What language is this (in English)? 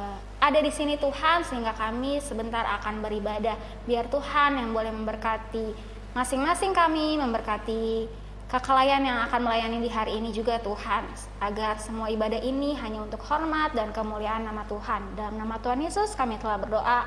Indonesian